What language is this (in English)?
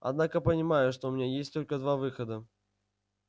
Russian